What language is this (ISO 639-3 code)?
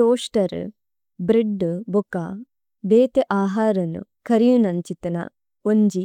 tcy